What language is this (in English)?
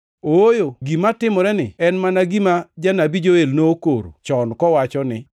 Luo (Kenya and Tanzania)